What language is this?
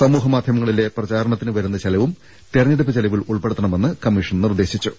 Malayalam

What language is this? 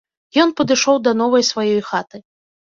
Belarusian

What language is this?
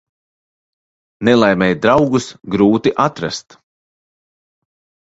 Latvian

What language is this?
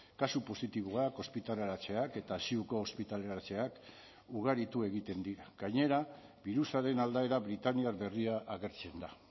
Basque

